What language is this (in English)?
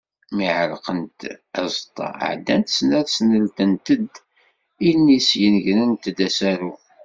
Kabyle